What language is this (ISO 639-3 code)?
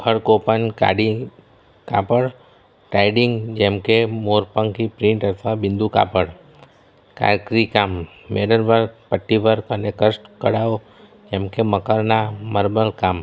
guj